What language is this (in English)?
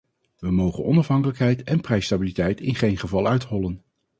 Dutch